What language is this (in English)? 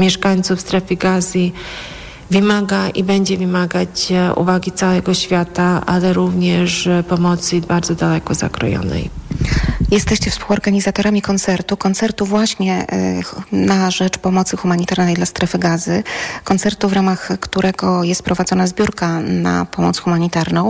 Polish